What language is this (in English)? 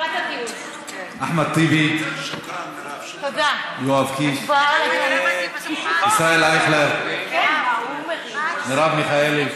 Hebrew